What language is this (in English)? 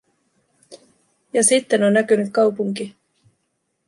Finnish